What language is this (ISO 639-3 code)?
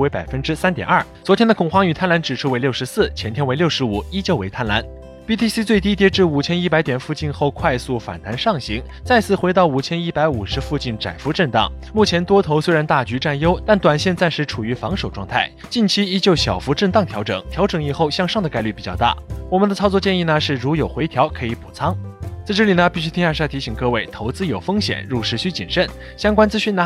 zho